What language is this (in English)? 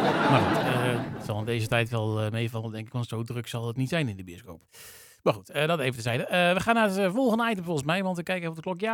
Dutch